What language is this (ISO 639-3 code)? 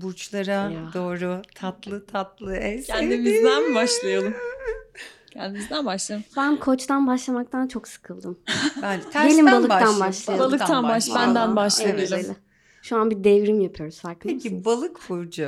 tur